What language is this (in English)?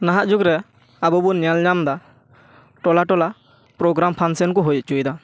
Santali